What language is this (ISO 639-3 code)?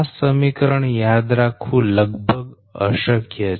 guj